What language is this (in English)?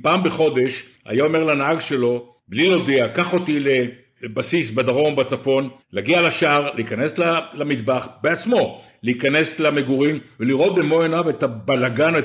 Hebrew